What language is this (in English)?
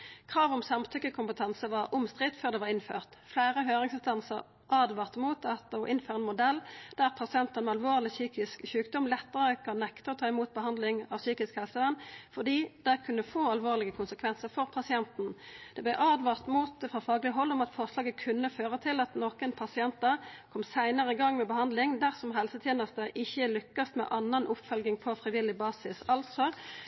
Norwegian Nynorsk